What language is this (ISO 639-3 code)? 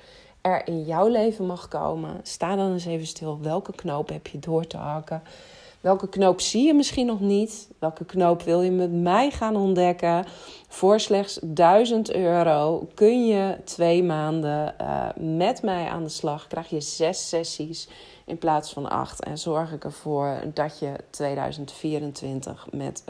nld